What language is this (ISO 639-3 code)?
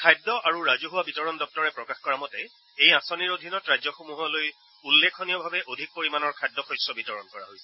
asm